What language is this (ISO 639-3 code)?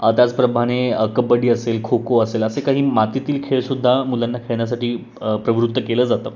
mar